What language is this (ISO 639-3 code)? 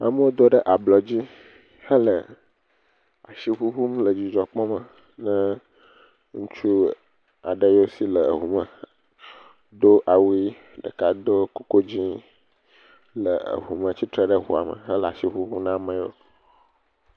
ewe